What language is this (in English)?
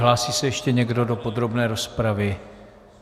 Czech